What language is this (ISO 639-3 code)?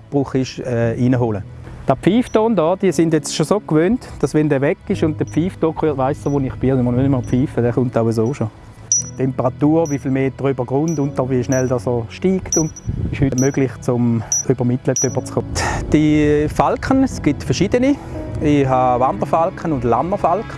deu